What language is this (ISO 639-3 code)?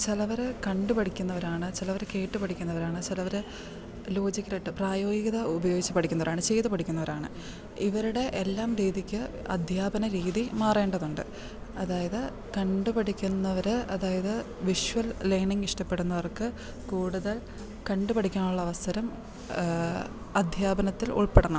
mal